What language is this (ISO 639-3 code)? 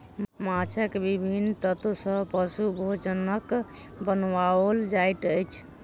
mai